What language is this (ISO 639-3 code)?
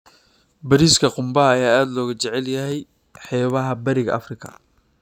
som